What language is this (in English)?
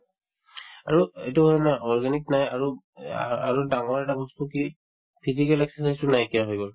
Assamese